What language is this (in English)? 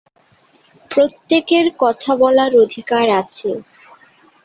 Bangla